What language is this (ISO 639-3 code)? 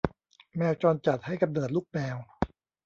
tha